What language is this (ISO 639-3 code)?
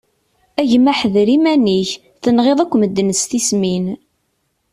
kab